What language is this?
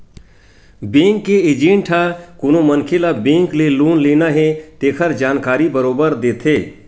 Chhattisgarhi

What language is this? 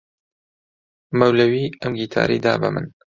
Central Kurdish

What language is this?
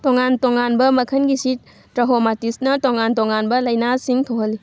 Manipuri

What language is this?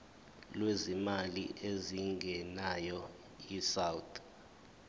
Zulu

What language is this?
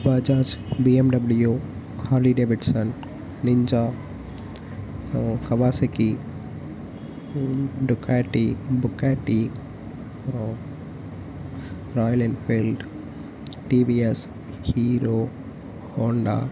Tamil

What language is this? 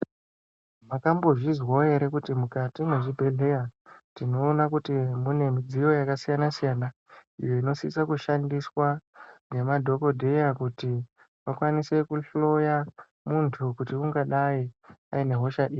Ndau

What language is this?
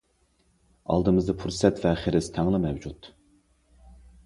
Uyghur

